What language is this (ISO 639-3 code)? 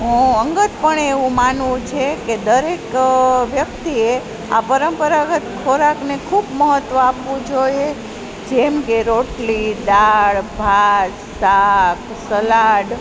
guj